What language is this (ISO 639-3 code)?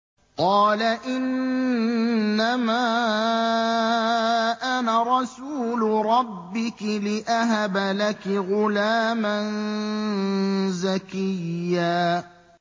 ara